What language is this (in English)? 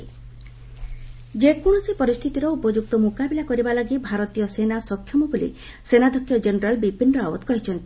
Odia